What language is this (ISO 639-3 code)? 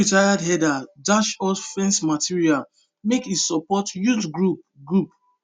pcm